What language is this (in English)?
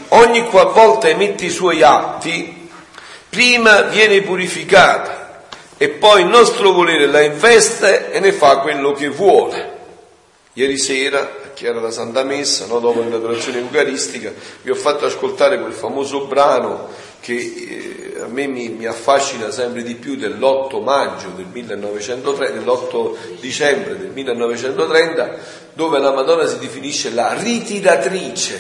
Italian